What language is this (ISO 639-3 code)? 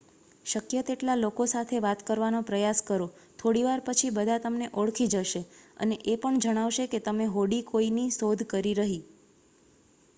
guj